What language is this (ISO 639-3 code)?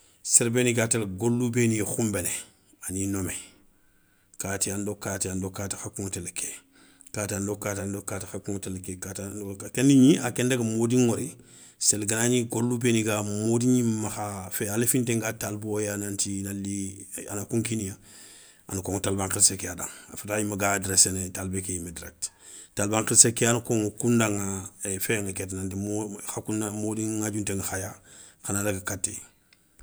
snk